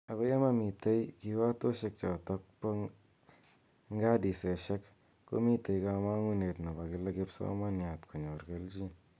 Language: Kalenjin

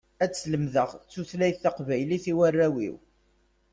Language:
Kabyle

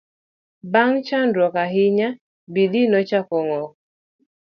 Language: Luo (Kenya and Tanzania)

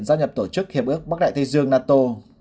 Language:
Vietnamese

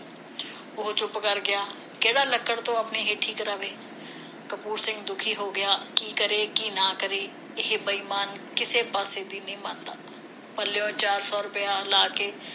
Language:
Punjabi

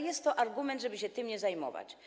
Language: Polish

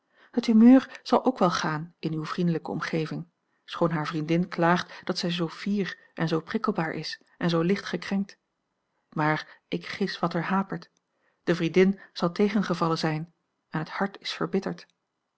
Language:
Dutch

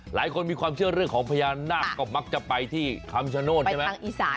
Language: Thai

